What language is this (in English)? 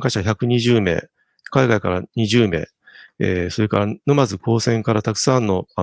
Japanese